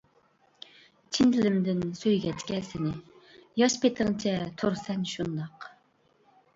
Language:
Uyghur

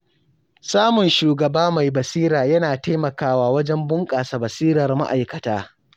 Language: Hausa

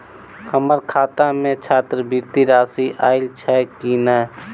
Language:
Maithili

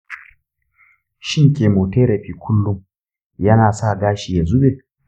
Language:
Hausa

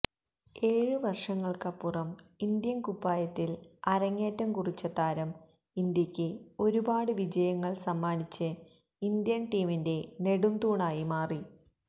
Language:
Malayalam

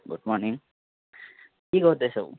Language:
Nepali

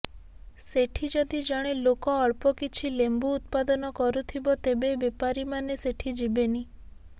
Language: Odia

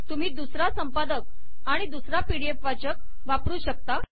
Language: Marathi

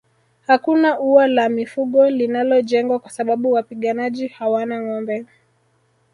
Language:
Swahili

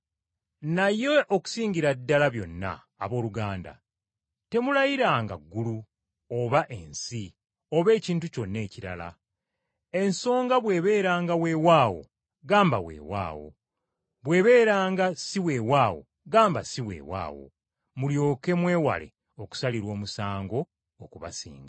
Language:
Ganda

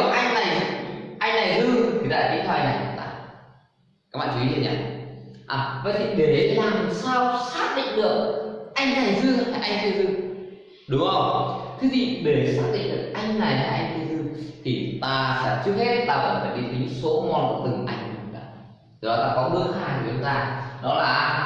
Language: Vietnamese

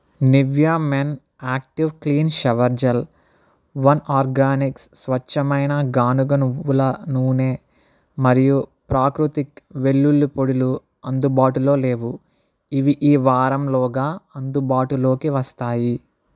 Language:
Telugu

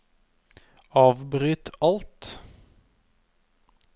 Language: Norwegian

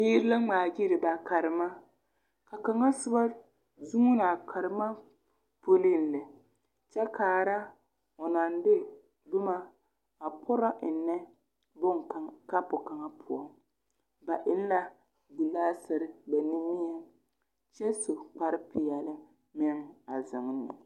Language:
Southern Dagaare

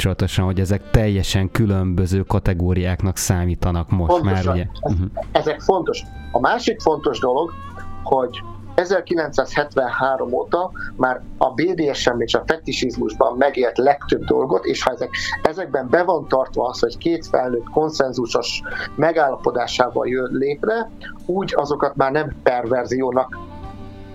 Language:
Hungarian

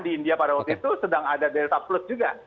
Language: Indonesian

